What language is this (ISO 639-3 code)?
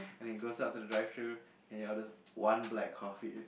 eng